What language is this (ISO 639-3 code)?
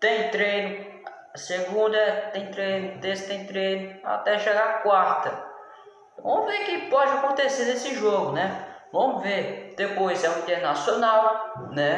por